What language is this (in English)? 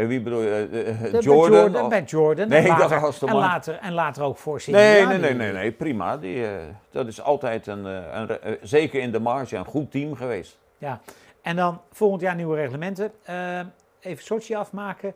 Dutch